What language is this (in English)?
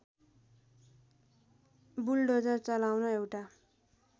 Nepali